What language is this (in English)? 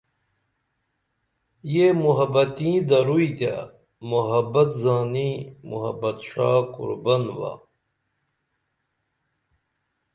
Dameli